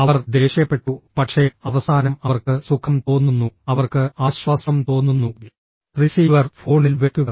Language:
Malayalam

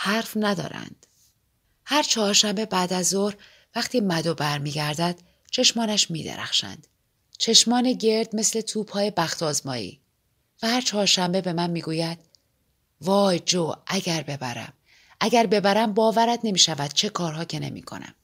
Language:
Persian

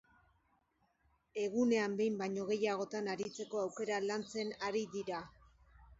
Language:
Basque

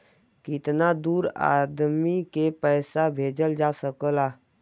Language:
Bhojpuri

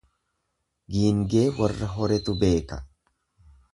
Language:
Oromo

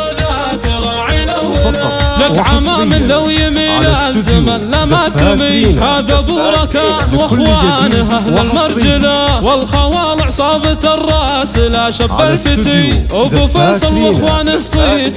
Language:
Arabic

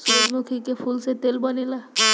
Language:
Bhojpuri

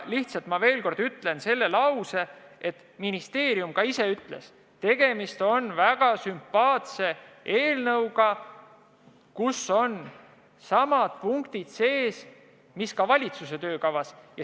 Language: Estonian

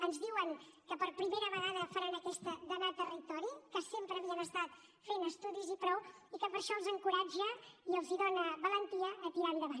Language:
Catalan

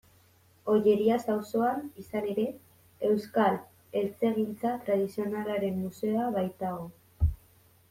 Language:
Basque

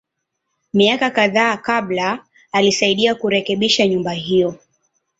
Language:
Swahili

